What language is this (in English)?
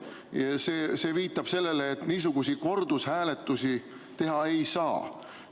Estonian